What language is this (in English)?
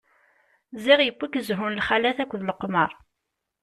Kabyle